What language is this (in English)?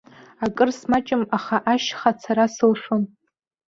Abkhazian